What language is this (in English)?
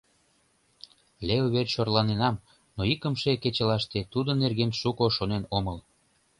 Mari